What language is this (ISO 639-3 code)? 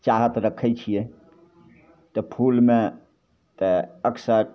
mai